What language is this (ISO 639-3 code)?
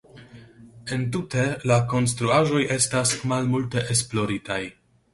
epo